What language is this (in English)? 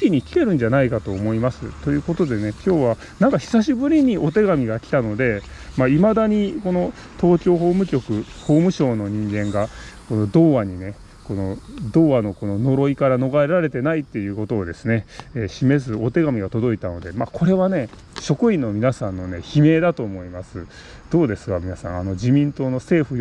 Japanese